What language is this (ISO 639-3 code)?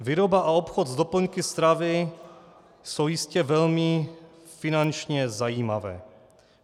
ces